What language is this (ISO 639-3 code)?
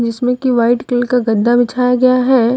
hin